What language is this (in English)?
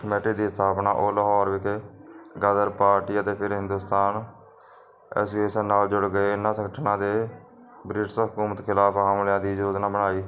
Punjabi